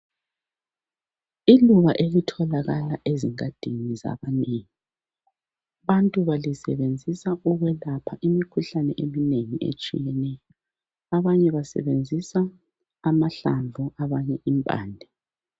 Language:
North Ndebele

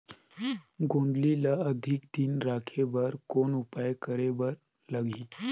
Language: Chhattisgarhi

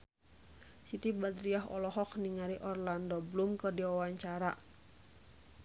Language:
Sundanese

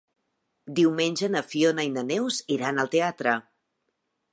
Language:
Catalan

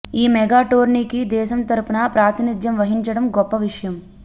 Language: Telugu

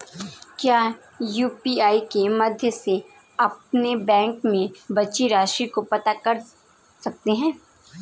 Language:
Hindi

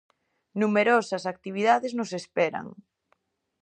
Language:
Galician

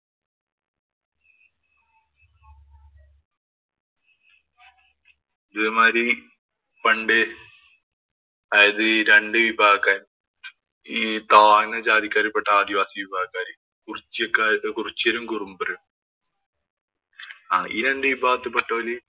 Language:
Malayalam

